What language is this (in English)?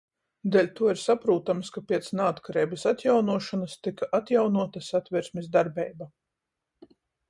Latgalian